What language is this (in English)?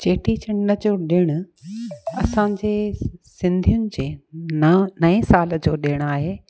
Sindhi